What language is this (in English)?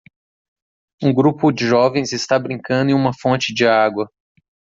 Portuguese